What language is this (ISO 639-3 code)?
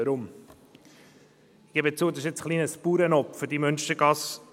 gsw